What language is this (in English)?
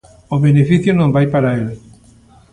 Galician